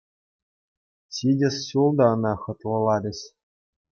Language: Chuvash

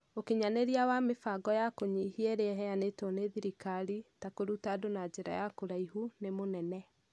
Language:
Kikuyu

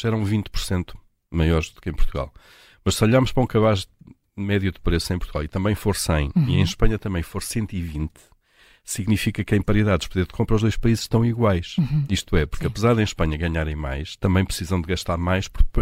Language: Portuguese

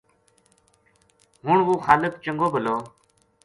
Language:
Gujari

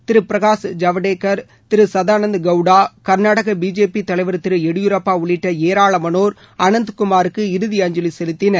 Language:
Tamil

